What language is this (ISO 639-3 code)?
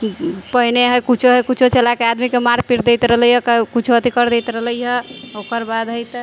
mai